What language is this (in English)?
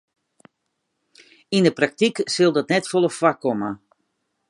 Western Frisian